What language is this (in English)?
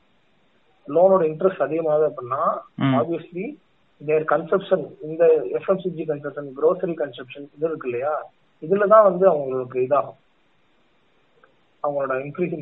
Tamil